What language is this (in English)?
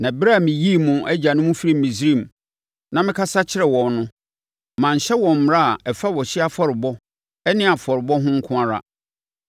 Akan